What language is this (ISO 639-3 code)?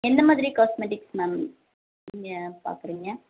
tam